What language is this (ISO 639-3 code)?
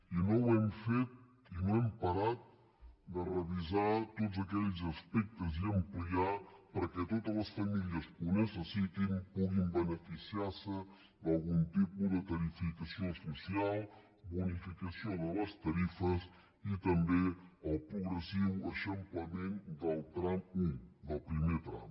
cat